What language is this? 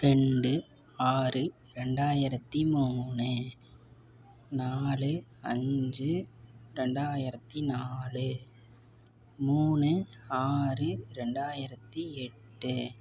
Tamil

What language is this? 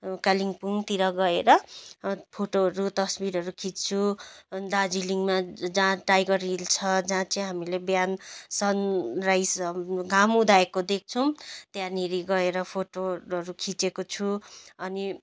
Nepali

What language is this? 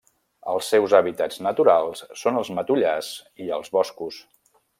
Catalan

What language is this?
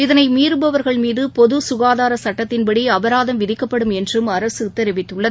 Tamil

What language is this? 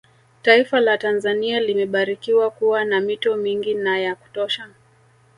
Swahili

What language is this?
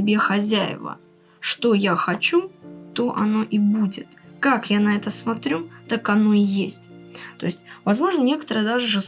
Russian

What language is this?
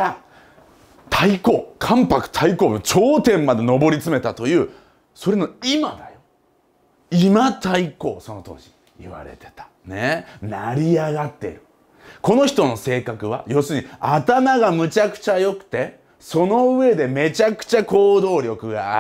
Japanese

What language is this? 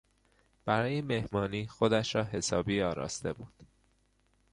Persian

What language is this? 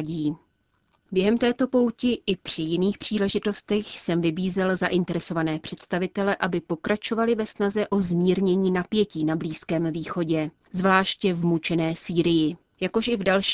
Czech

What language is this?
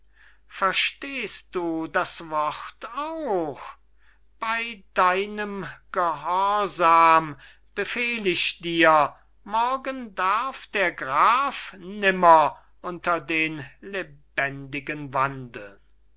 German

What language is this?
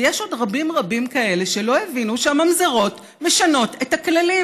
Hebrew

